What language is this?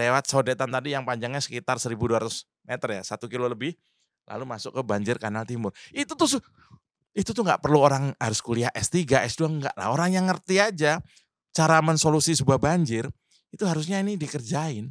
Indonesian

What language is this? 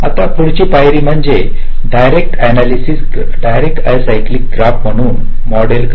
Marathi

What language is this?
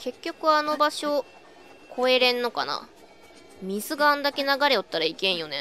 Japanese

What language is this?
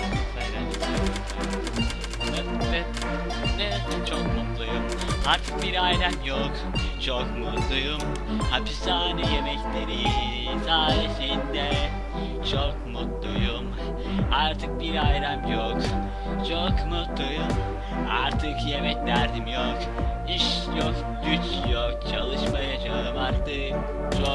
Turkish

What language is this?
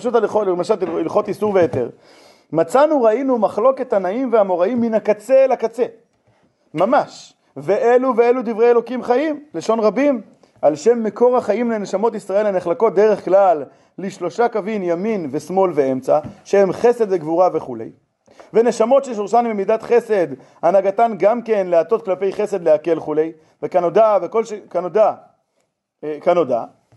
Hebrew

